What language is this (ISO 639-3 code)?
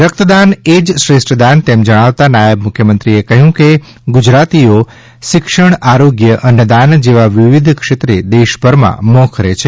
guj